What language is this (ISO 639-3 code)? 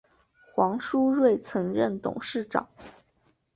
zho